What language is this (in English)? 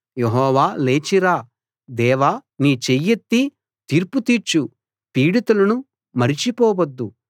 Telugu